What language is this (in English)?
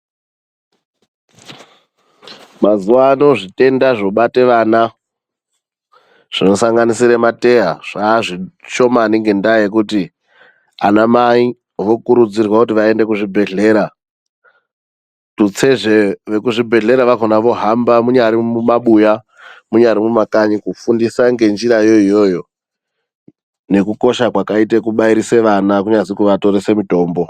Ndau